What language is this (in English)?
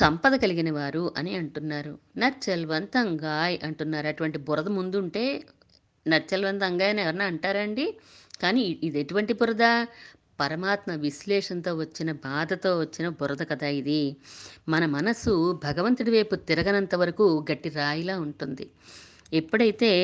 Telugu